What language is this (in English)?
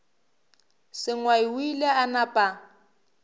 Northern Sotho